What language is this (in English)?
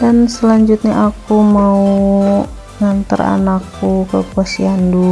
Indonesian